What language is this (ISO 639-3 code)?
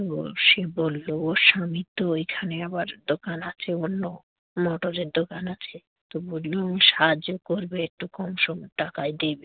ben